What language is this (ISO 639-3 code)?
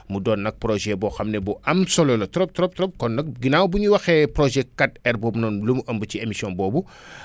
wol